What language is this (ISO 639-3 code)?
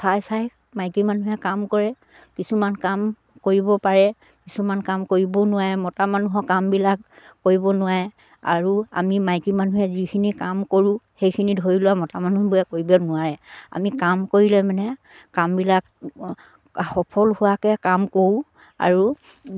asm